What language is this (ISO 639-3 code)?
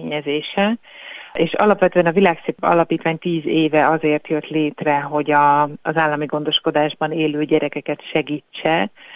hun